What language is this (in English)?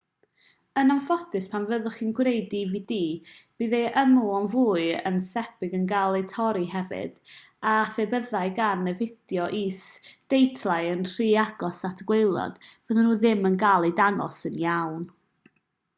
Welsh